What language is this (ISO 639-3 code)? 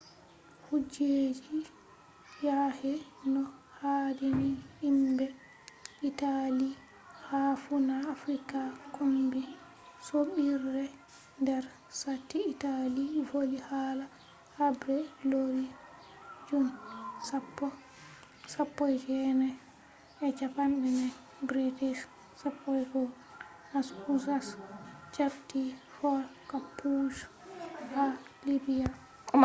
ful